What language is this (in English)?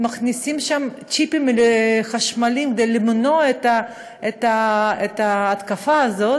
Hebrew